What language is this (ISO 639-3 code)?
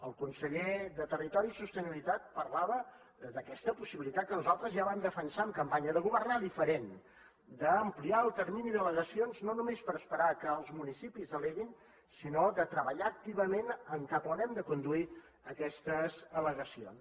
cat